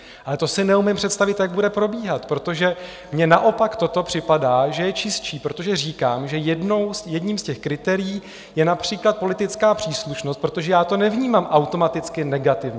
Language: Czech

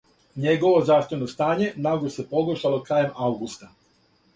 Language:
Serbian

